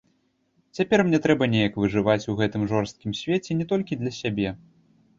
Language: Belarusian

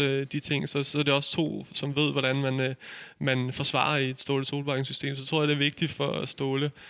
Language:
Danish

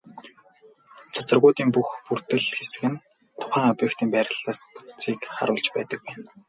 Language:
Mongolian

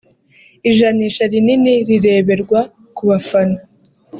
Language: Kinyarwanda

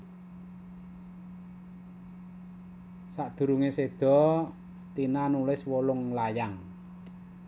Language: Javanese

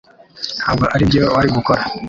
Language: Kinyarwanda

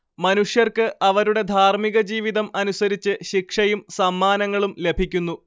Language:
Malayalam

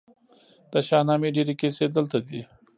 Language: Pashto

